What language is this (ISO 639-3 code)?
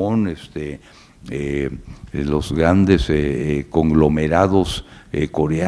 spa